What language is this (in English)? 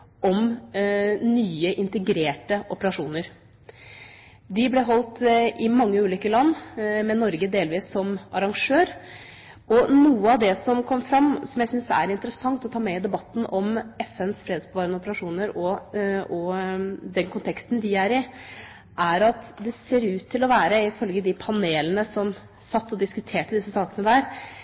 Norwegian Bokmål